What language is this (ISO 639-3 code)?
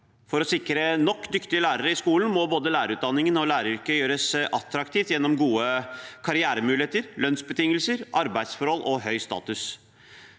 nor